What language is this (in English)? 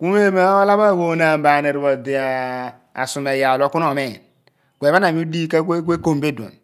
Abua